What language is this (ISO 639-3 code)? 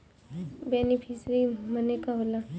bho